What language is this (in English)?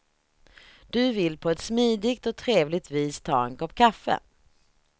Swedish